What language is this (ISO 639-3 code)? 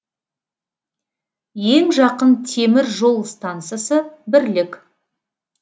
kaz